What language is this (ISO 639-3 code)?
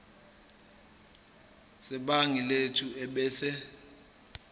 zul